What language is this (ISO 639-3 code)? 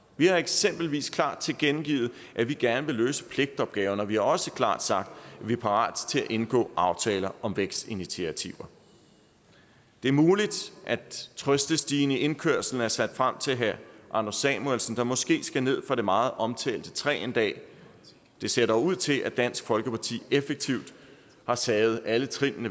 dan